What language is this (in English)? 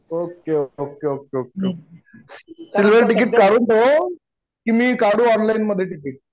Marathi